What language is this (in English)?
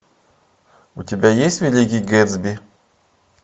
Russian